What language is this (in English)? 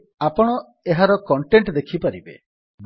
Odia